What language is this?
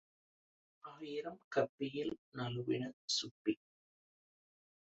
Tamil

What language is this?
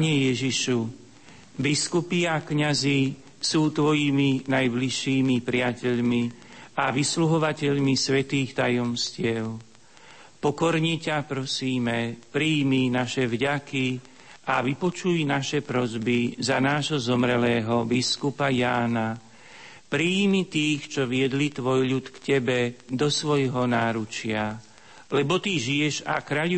Slovak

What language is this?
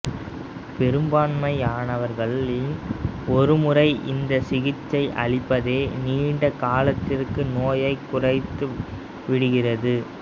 Tamil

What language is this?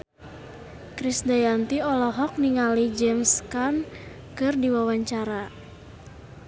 Sundanese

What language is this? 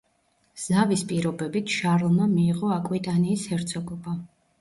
Georgian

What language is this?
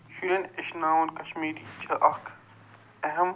Kashmiri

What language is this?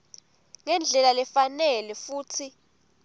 Swati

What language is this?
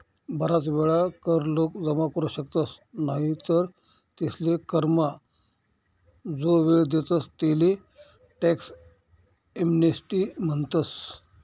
Marathi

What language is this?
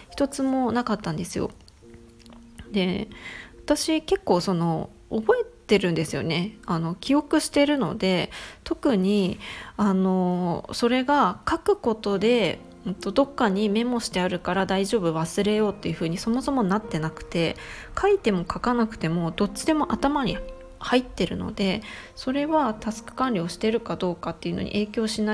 Japanese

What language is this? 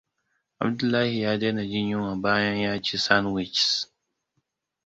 Hausa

